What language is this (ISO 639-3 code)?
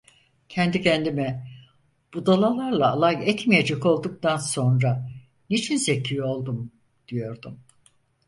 tur